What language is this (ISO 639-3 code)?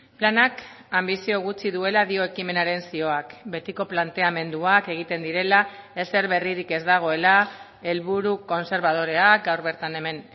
eus